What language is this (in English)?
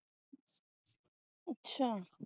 Punjabi